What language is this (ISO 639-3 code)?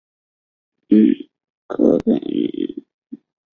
zho